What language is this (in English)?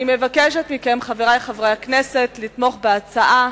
Hebrew